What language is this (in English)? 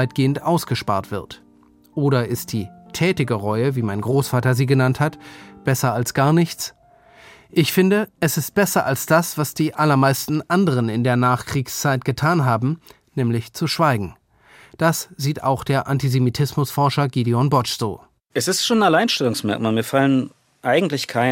German